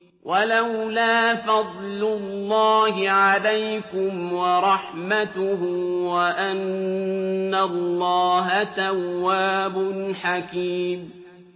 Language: Arabic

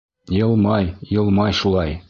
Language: Bashkir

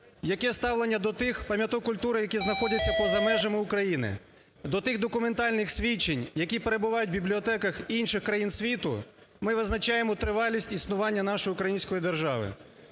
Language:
Ukrainian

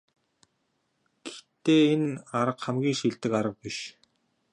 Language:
Mongolian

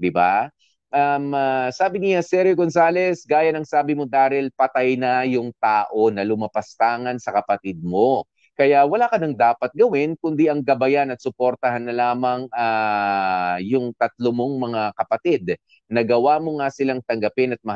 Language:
Filipino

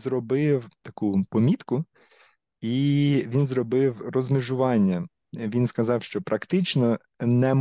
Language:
Ukrainian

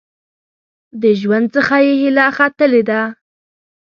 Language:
Pashto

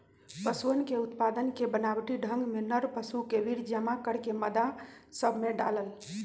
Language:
Magahi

